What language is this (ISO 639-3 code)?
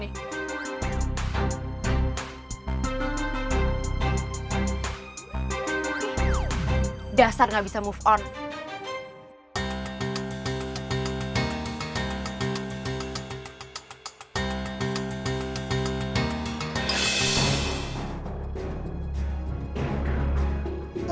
ind